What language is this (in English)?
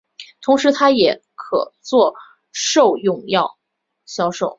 Chinese